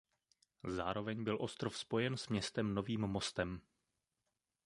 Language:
Czech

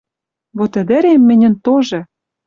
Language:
Western Mari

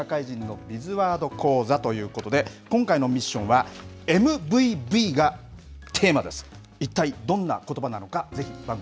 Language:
Japanese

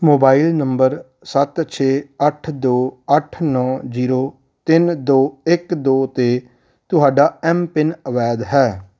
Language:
Punjabi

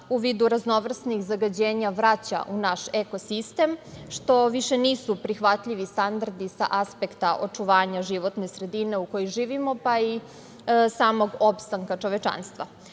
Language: Serbian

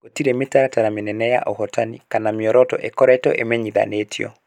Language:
Kikuyu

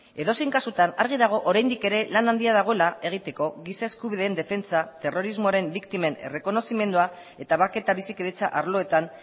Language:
Basque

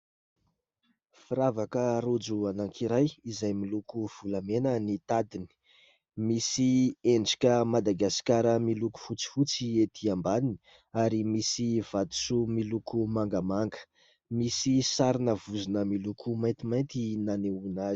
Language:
Malagasy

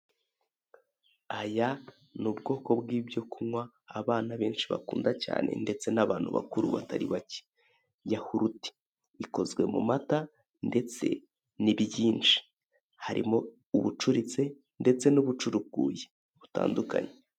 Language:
Kinyarwanda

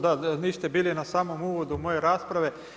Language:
Croatian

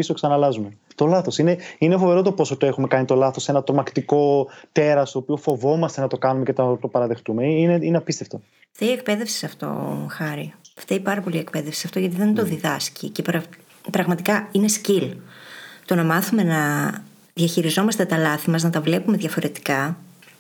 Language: Greek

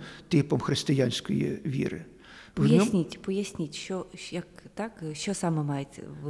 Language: Ukrainian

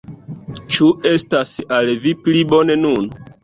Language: Esperanto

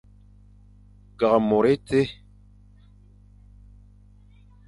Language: Fang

